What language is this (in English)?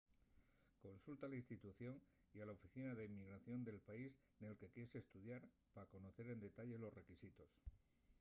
Asturian